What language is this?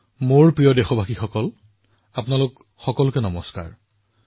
Assamese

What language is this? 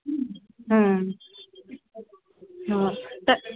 Maithili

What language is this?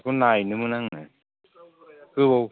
Bodo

